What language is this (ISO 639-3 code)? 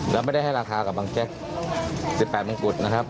tha